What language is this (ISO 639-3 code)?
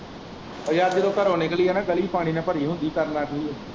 pan